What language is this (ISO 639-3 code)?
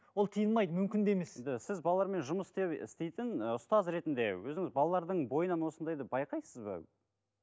kaz